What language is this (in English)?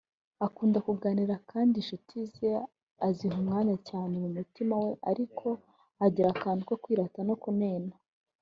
Kinyarwanda